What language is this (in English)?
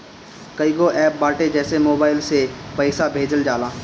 Bhojpuri